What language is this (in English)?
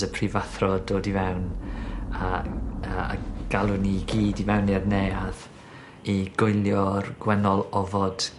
Welsh